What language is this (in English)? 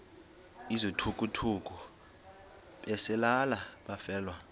Xhosa